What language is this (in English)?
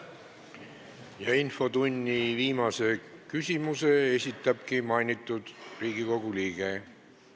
Estonian